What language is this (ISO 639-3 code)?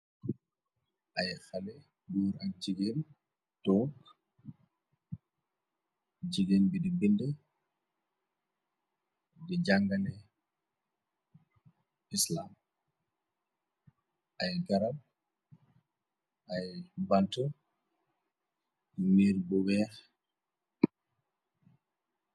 wol